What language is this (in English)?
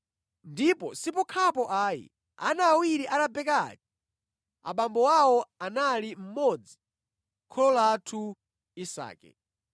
Nyanja